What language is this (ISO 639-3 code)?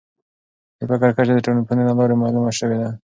pus